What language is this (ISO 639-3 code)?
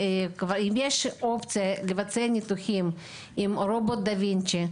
heb